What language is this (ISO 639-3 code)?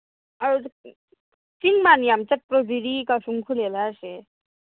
mni